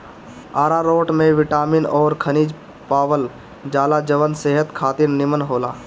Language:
Bhojpuri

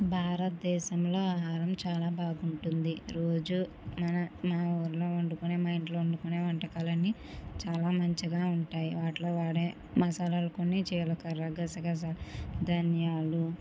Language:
Telugu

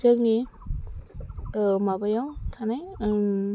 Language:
Bodo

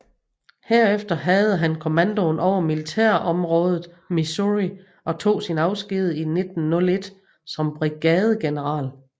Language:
Danish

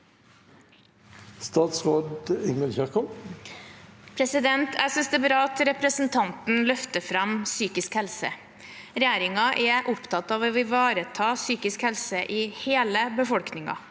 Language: Norwegian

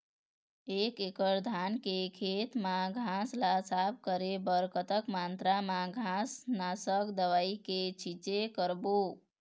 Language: Chhattisgarhi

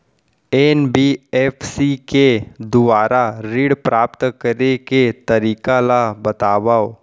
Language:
Chhattisgarhi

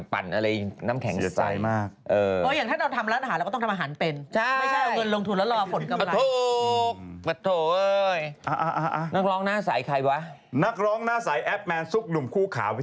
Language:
Thai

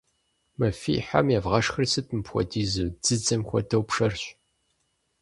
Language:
Kabardian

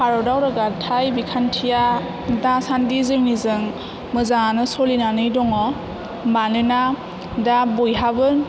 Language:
Bodo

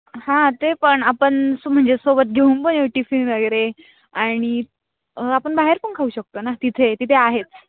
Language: Marathi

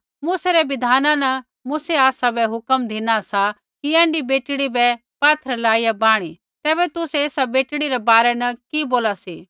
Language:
Kullu Pahari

